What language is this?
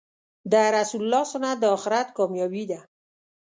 Pashto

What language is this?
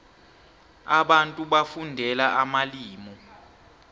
South Ndebele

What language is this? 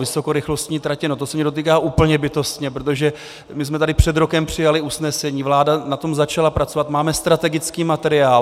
Czech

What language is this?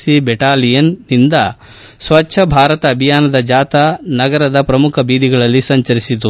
Kannada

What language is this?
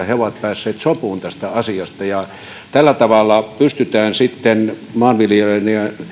Finnish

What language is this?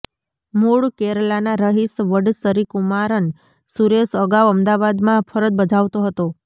Gujarati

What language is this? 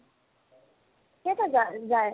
Assamese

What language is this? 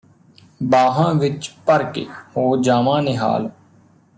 Punjabi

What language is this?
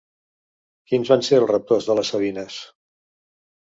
Catalan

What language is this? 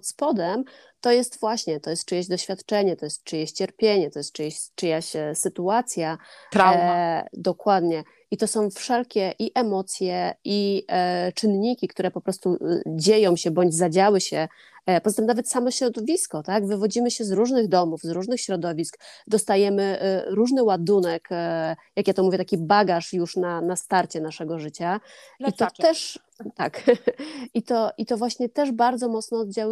Polish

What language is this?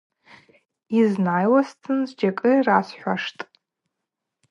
Abaza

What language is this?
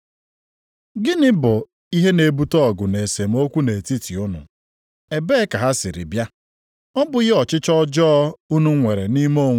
Igbo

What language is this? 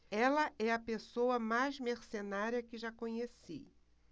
Portuguese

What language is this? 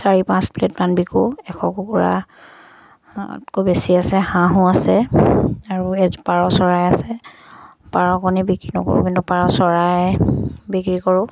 Assamese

